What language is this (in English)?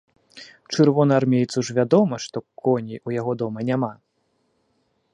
Belarusian